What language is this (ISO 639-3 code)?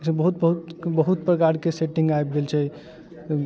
mai